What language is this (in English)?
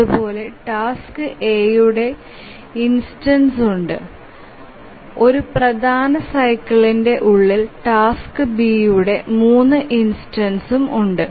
Malayalam